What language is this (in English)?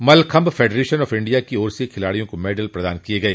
Hindi